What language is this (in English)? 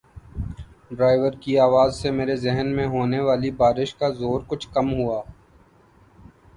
Urdu